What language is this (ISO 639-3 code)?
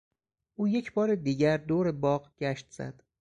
fas